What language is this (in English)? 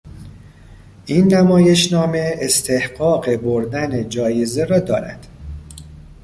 Persian